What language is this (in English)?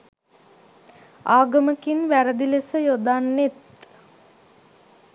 Sinhala